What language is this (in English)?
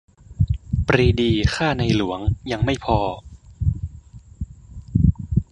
Thai